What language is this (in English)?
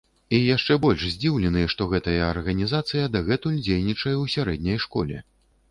Belarusian